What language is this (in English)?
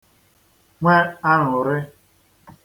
Igbo